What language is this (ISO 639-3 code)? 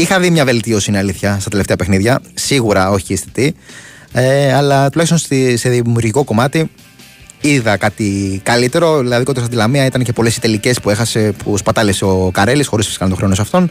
ell